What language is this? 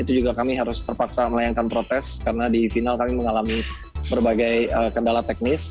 Indonesian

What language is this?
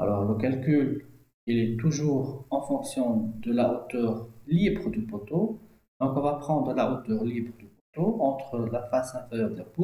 French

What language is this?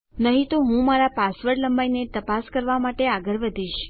Gujarati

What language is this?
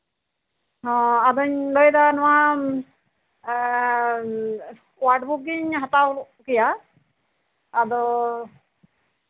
Santali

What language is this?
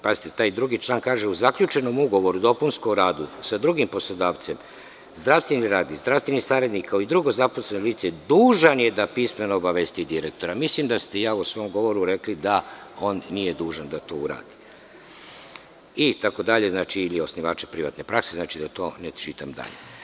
Serbian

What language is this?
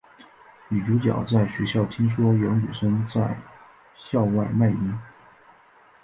Chinese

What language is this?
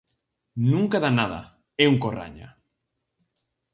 Galician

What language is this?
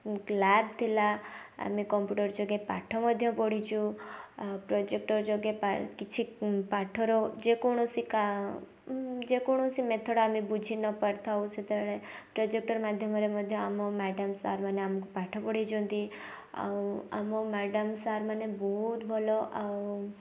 Odia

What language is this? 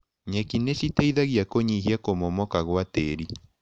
Kikuyu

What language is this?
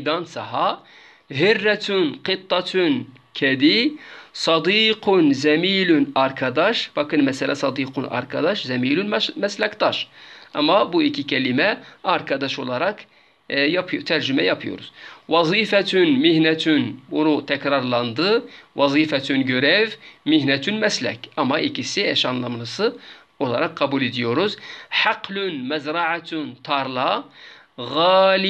Turkish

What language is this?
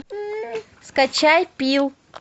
Russian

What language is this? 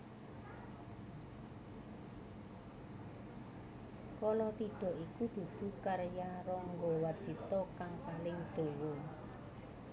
Javanese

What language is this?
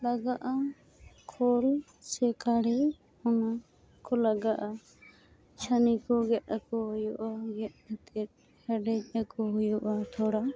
Santali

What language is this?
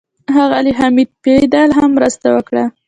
Pashto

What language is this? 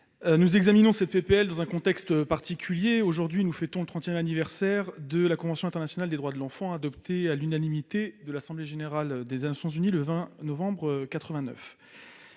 French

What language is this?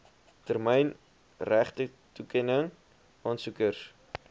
Afrikaans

